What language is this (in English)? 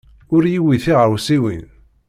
Kabyle